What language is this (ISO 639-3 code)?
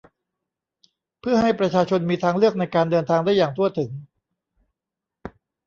tha